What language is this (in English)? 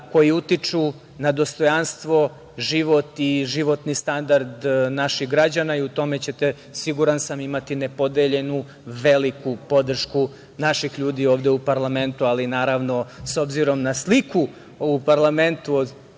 Serbian